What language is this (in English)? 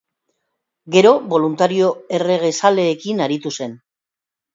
Basque